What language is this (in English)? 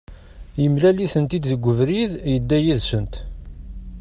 Kabyle